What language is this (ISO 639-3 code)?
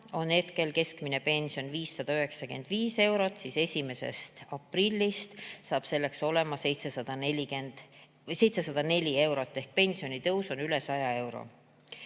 est